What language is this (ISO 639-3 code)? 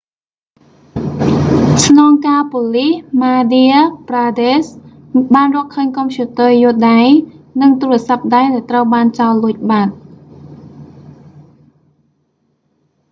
khm